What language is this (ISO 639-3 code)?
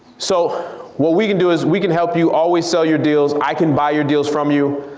eng